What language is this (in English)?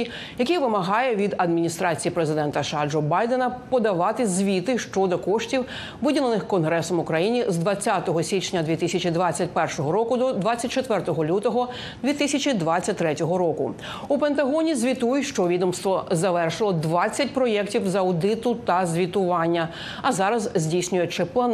Ukrainian